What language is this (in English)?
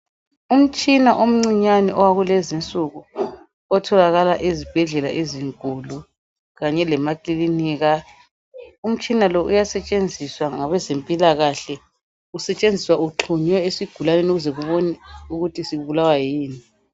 North Ndebele